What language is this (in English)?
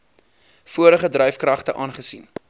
Afrikaans